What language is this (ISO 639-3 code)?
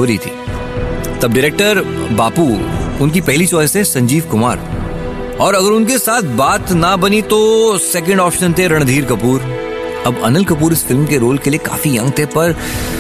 hin